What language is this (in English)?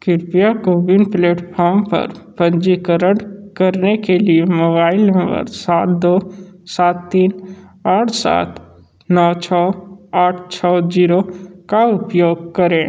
Hindi